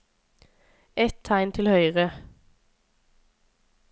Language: Norwegian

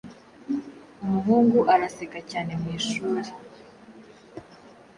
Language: Kinyarwanda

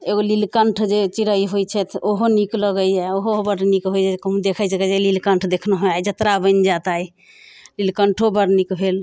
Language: Maithili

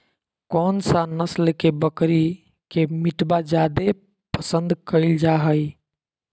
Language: Magahi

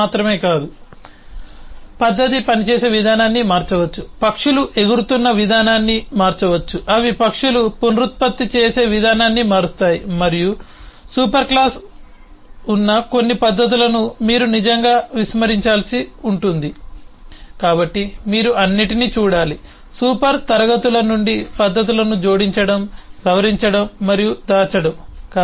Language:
Telugu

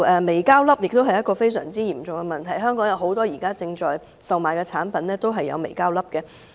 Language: Cantonese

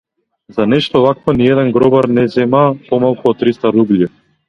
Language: Macedonian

